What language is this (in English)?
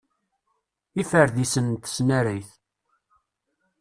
Kabyle